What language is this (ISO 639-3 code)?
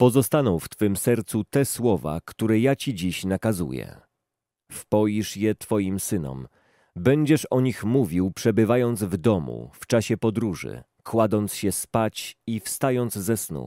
pol